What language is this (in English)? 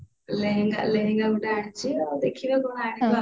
Odia